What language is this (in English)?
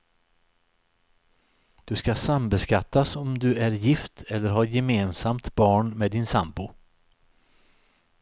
Swedish